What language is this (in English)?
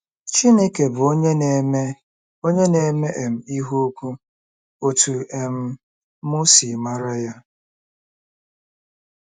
Igbo